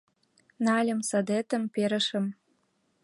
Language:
Mari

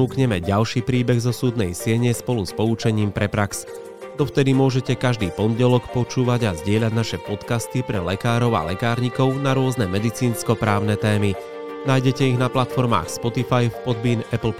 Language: Slovak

